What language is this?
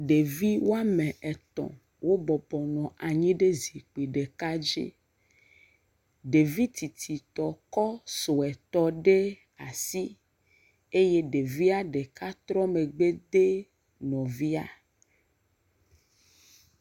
Ewe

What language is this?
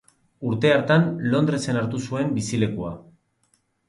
Basque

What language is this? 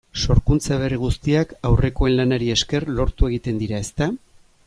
Basque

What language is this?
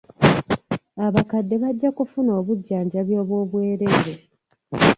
Ganda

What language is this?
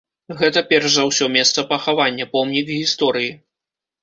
Belarusian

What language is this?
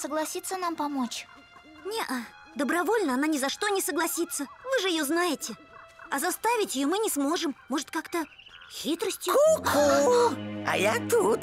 Russian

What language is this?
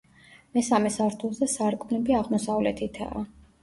Georgian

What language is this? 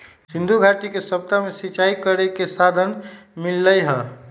Magahi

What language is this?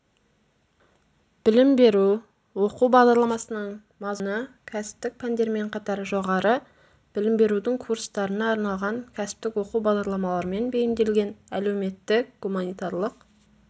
Kazakh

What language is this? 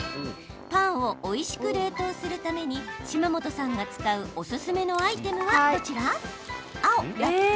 Japanese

